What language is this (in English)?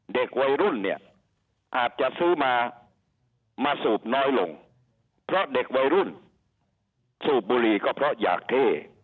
Thai